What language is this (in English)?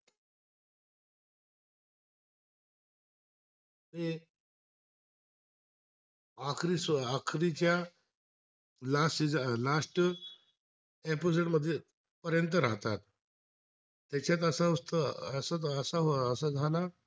Marathi